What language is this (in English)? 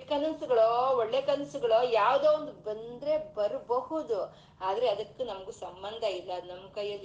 Kannada